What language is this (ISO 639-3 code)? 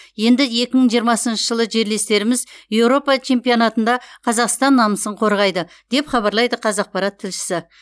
kaz